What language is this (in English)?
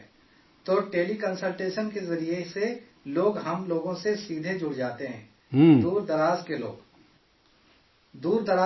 Urdu